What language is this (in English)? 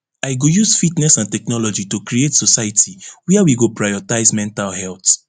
Nigerian Pidgin